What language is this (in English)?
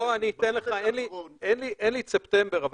Hebrew